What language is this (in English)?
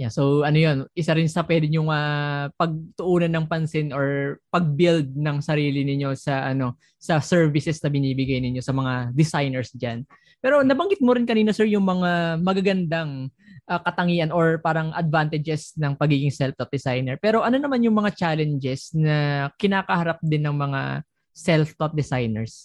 Filipino